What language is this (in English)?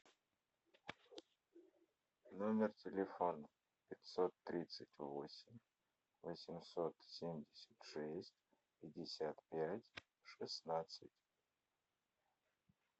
Russian